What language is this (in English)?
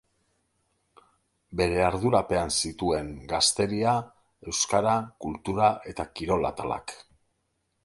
Basque